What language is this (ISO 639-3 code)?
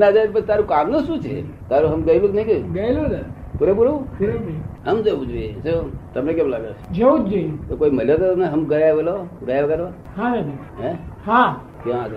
guj